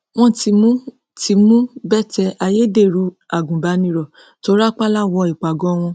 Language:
Yoruba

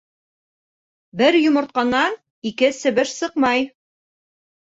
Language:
Bashkir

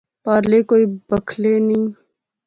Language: Pahari-Potwari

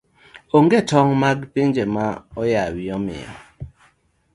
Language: Luo (Kenya and Tanzania)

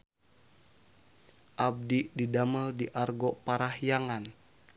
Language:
Sundanese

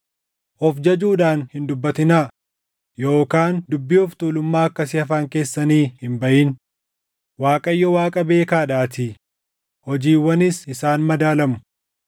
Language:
Oromo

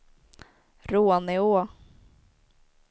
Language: Swedish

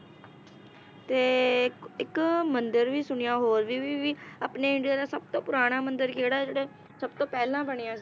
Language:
Punjabi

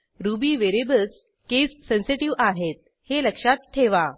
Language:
Marathi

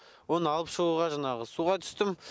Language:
Kazakh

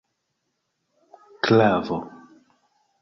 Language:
Esperanto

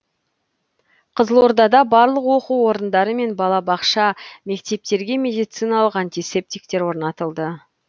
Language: Kazakh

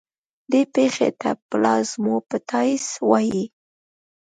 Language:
Pashto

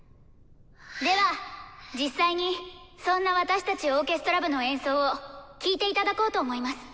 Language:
Japanese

